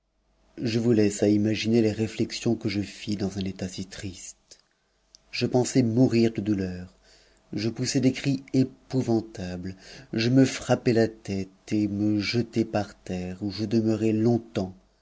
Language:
French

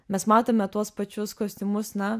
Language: Lithuanian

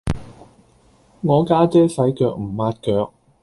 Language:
Cantonese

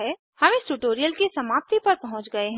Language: Hindi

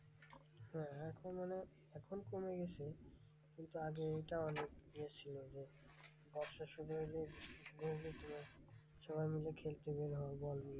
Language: Bangla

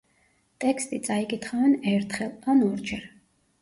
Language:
Georgian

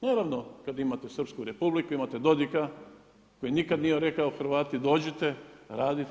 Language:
Croatian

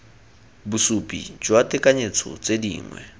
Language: Tswana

